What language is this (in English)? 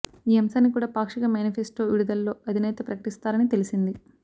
Telugu